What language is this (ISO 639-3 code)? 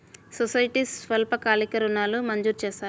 tel